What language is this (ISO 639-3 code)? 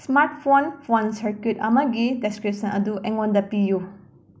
mni